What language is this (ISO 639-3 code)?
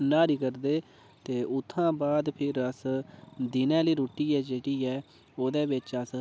doi